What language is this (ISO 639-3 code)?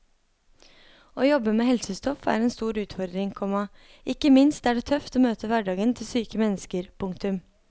nor